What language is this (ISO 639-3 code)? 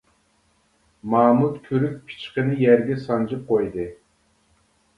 uig